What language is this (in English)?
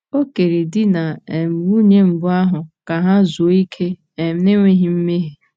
Igbo